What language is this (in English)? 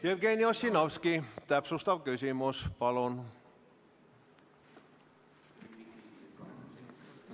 Estonian